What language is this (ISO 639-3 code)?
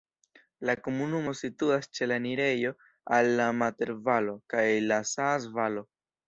epo